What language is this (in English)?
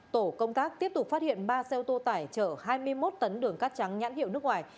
Vietnamese